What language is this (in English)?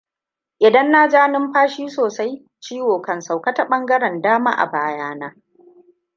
Hausa